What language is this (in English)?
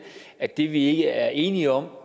Danish